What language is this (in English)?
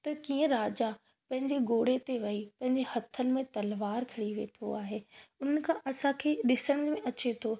Sindhi